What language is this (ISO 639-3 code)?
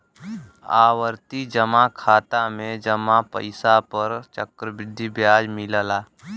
bho